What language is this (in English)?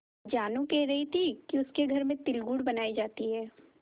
Hindi